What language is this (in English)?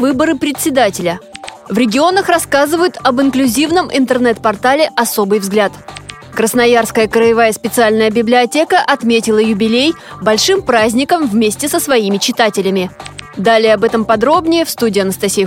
Russian